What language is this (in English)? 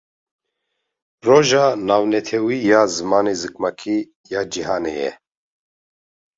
Kurdish